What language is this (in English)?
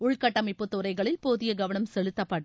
Tamil